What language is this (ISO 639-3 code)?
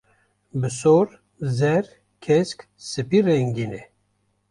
kur